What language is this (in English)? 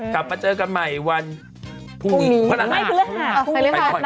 Thai